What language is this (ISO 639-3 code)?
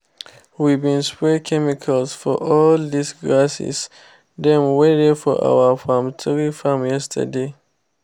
pcm